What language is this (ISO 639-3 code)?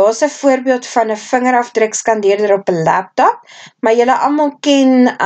nld